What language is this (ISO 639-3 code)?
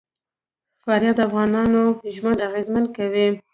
pus